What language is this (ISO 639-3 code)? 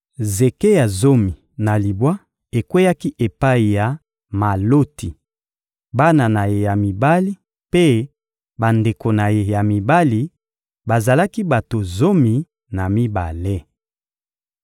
lin